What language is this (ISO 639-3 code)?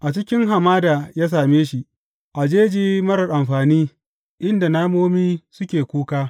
hau